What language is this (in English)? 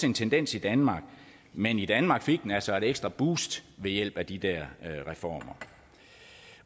Danish